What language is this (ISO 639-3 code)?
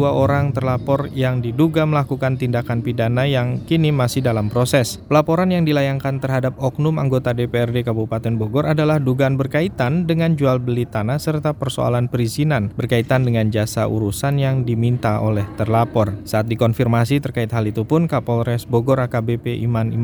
ind